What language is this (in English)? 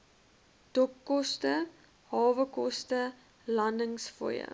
Afrikaans